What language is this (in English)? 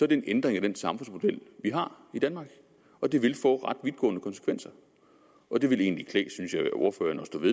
Danish